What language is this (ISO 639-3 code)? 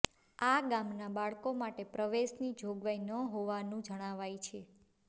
guj